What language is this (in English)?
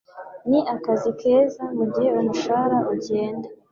Kinyarwanda